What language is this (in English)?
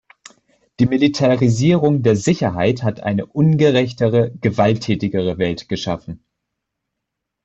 German